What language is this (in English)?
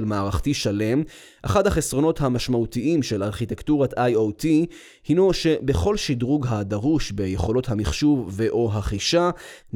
Hebrew